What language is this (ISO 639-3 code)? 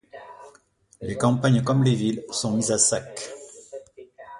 fra